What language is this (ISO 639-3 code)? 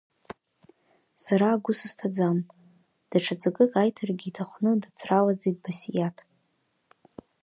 abk